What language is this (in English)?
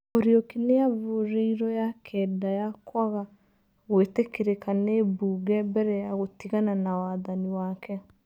Kikuyu